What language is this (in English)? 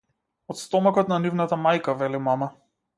Macedonian